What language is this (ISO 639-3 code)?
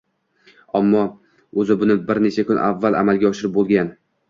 uzb